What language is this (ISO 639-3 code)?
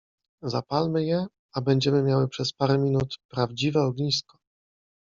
pol